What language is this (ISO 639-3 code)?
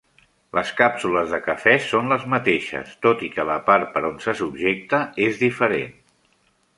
cat